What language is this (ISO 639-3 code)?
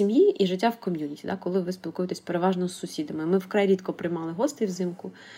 ukr